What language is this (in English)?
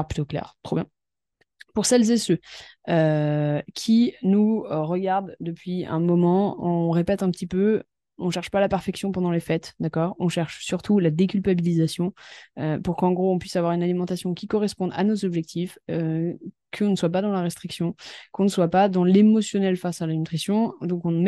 French